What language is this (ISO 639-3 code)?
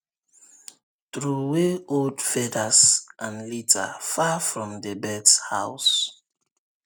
pcm